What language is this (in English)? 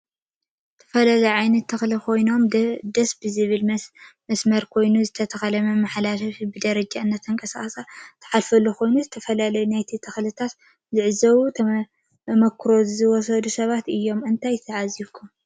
Tigrinya